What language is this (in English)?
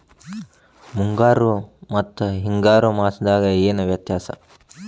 Kannada